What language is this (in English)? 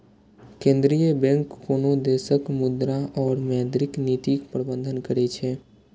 Maithili